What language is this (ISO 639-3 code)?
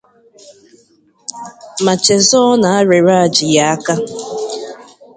ibo